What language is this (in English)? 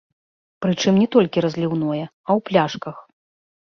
Belarusian